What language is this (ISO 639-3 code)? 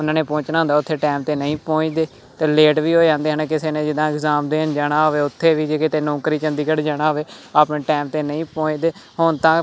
pan